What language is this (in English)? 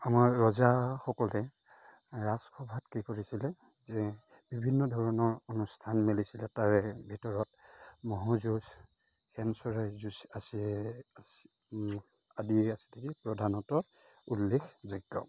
Assamese